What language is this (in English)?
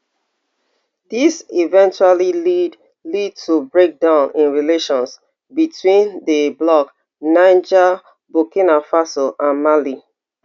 Nigerian Pidgin